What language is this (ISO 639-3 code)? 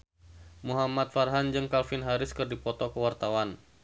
sun